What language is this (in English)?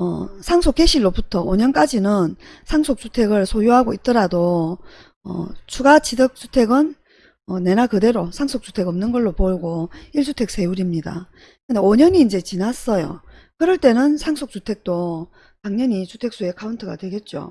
Korean